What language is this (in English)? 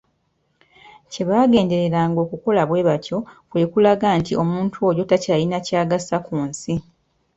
Ganda